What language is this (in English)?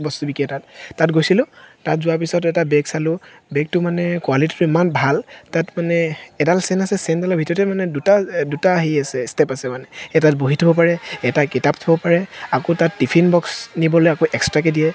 Assamese